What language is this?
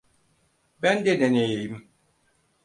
Turkish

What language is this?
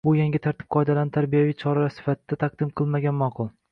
Uzbek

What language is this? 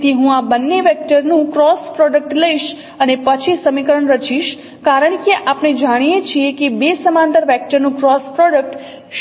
Gujarati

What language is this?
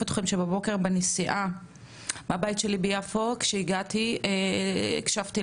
Hebrew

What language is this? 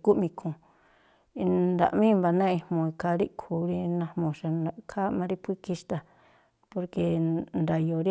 Tlacoapa Me'phaa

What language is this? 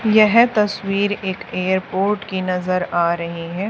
Hindi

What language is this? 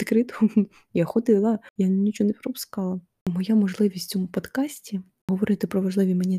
Ukrainian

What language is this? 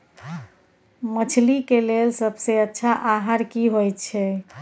Maithili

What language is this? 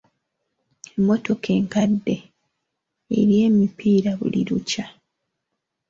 Ganda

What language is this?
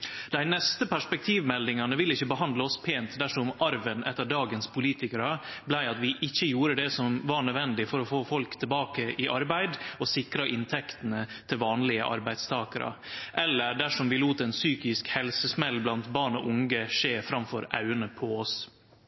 Norwegian Nynorsk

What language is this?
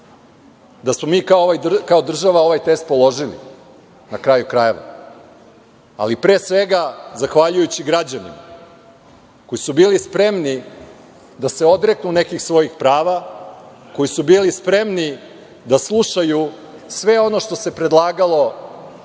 Serbian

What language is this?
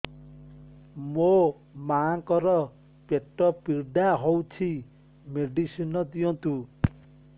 Odia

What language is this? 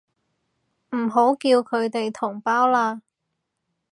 Cantonese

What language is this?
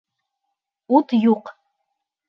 Bashkir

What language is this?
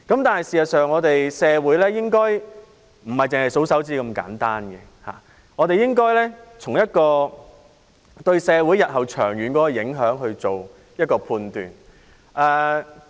Cantonese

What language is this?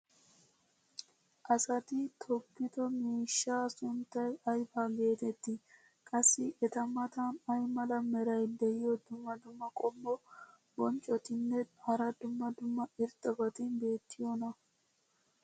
Wolaytta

